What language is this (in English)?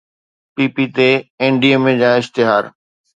Sindhi